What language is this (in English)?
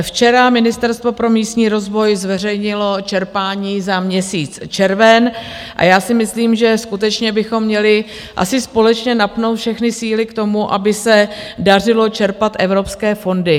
Czech